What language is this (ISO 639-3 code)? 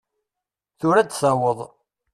kab